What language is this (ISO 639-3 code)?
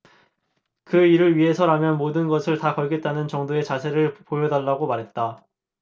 kor